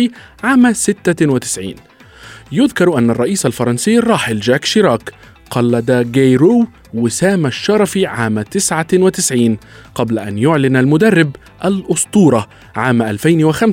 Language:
Arabic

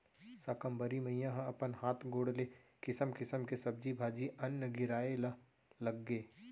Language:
Chhattisgarhi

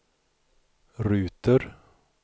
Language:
Swedish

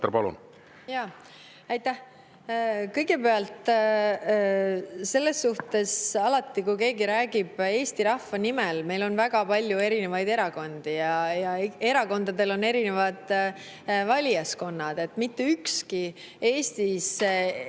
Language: Estonian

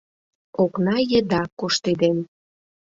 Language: Mari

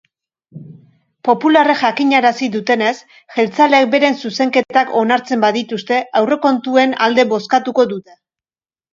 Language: Basque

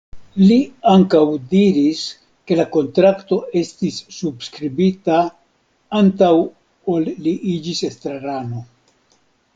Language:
Esperanto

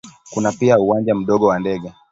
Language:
Swahili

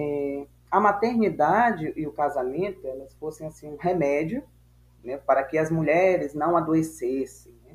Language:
Portuguese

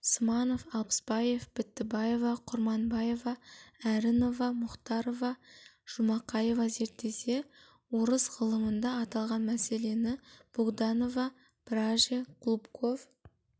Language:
Kazakh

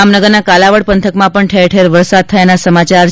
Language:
Gujarati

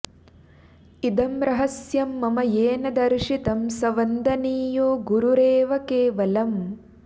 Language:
Sanskrit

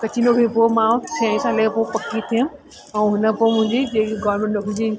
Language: Sindhi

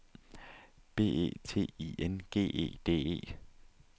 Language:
Danish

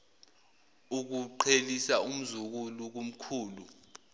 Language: Zulu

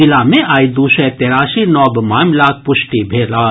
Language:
Maithili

